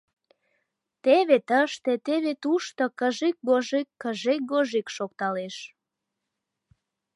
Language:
Mari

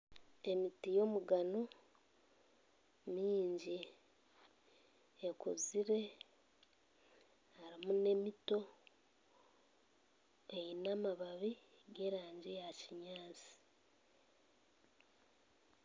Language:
Nyankole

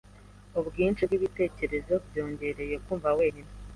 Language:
Kinyarwanda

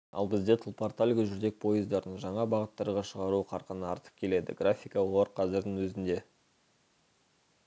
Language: Kazakh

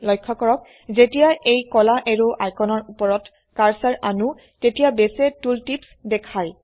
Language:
Assamese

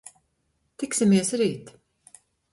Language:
Latvian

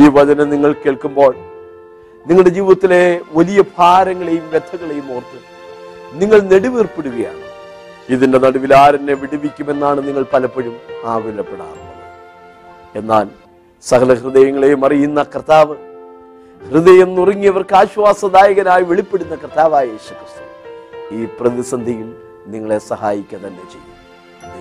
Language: Malayalam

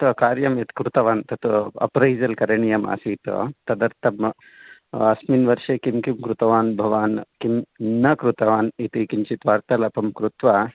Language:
Sanskrit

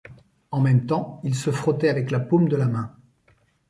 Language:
French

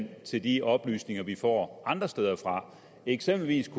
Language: Danish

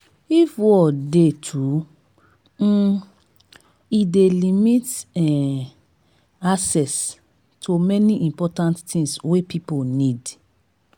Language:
Nigerian Pidgin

